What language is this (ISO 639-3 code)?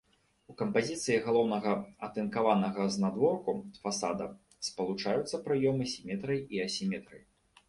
bel